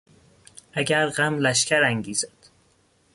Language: Persian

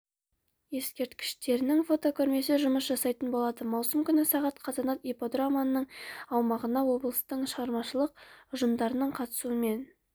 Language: Kazakh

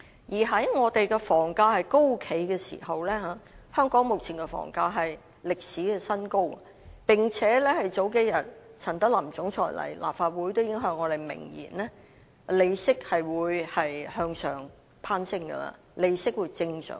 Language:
Cantonese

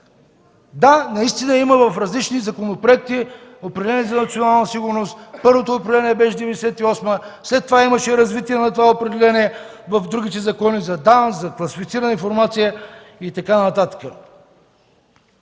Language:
Bulgarian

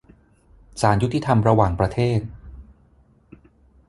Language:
Thai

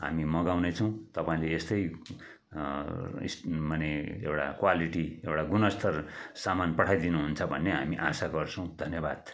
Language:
Nepali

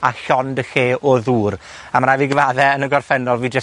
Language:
Welsh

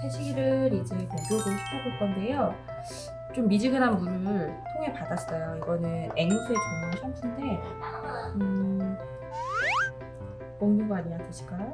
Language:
Korean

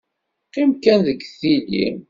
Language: Kabyle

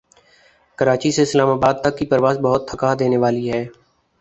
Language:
Urdu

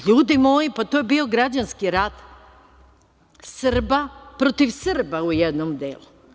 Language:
Serbian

